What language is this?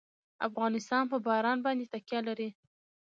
Pashto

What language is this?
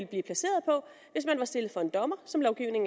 Danish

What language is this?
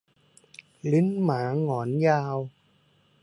Thai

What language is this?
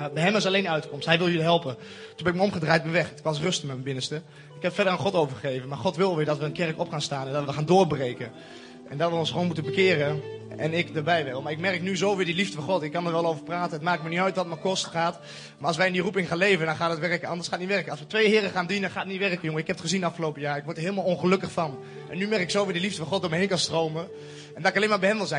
Dutch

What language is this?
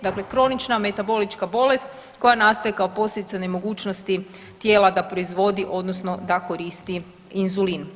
Croatian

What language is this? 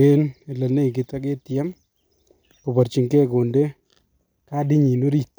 Kalenjin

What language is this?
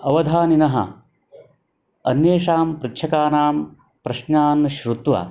Sanskrit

